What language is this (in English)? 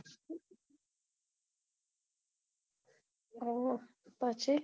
Gujarati